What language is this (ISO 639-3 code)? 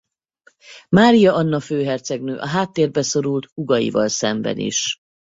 hun